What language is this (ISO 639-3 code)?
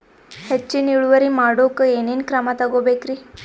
kan